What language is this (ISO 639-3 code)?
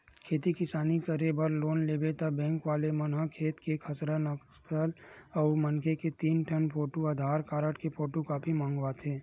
hne